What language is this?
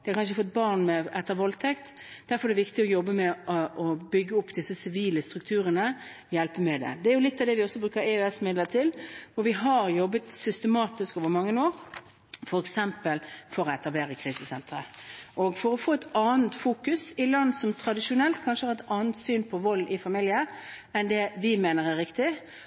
Norwegian Bokmål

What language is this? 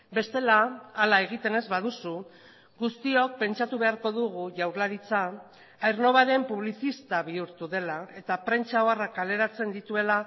Basque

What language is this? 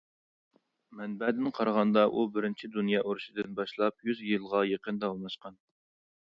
Uyghur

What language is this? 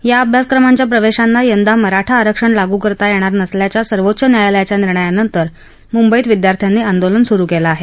Marathi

